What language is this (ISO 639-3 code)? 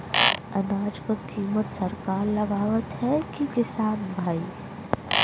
bho